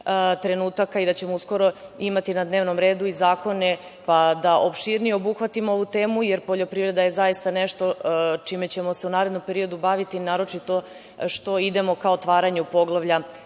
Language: Serbian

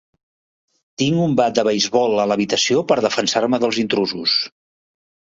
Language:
Catalan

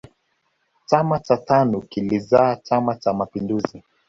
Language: Swahili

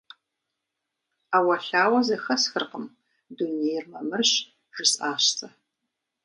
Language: Kabardian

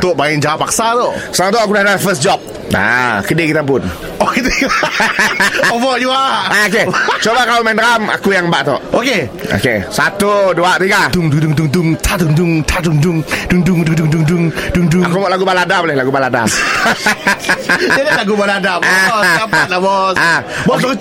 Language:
Malay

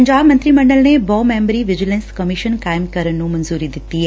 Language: Punjabi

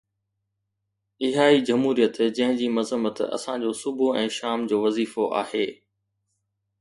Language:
Sindhi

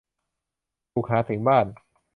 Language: Thai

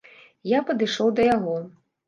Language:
Belarusian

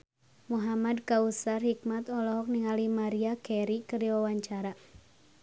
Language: Sundanese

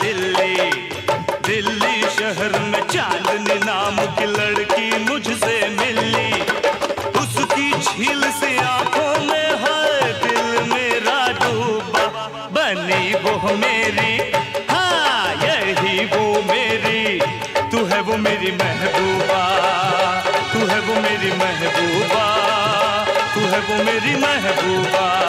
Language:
Hindi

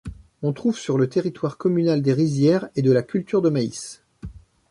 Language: French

